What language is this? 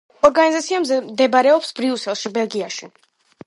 Georgian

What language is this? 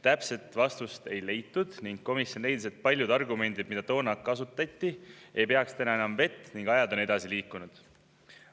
Estonian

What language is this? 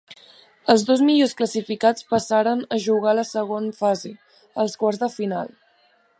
Catalan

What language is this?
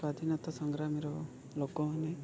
Odia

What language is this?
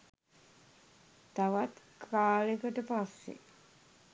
Sinhala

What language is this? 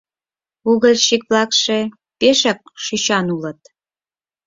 Mari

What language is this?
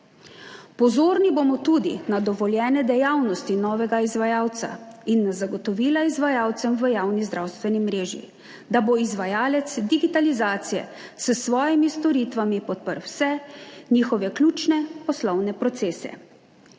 Slovenian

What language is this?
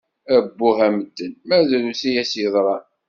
Kabyle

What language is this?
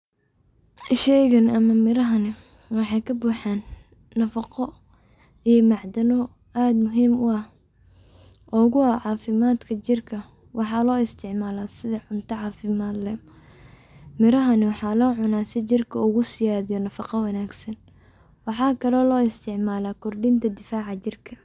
Somali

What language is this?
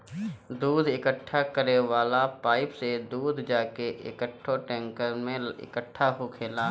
Bhojpuri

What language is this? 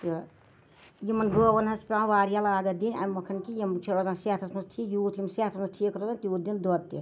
Kashmiri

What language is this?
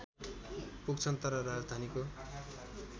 Nepali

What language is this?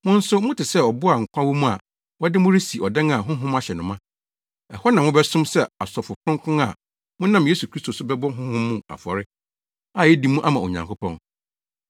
Akan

